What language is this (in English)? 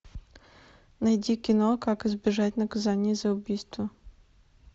Russian